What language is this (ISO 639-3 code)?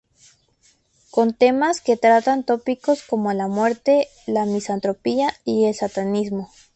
spa